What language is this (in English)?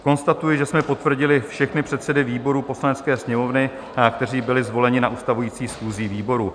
Czech